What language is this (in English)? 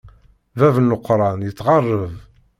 Kabyle